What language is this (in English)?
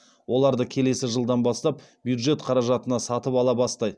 Kazakh